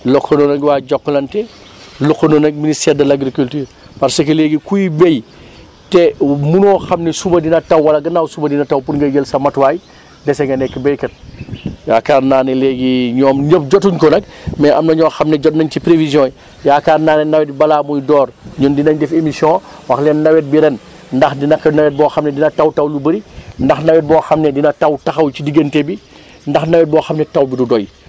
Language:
Wolof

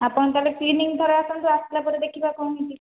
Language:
Odia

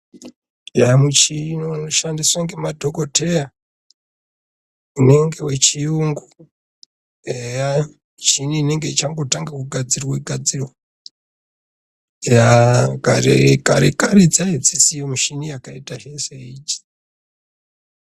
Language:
Ndau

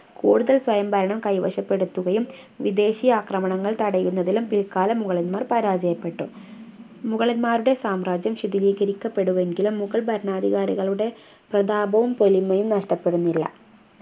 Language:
Malayalam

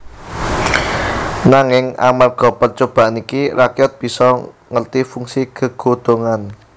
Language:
Javanese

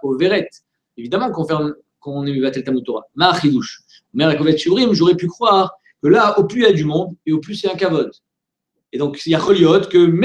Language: French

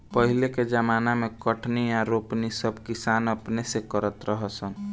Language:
Bhojpuri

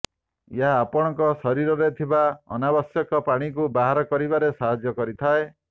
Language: Odia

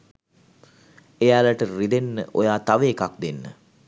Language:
Sinhala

